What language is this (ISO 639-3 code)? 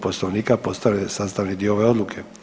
hrv